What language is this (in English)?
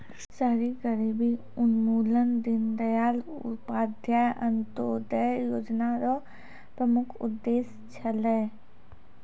Maithili